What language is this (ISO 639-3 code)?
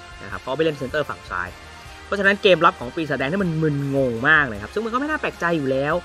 tha